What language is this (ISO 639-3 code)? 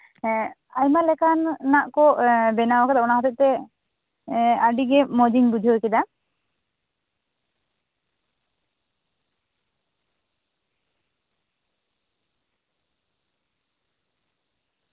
sat